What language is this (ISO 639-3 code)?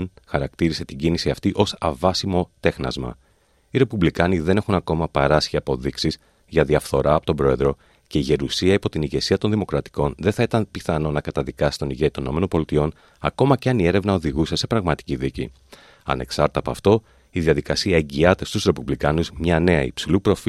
ell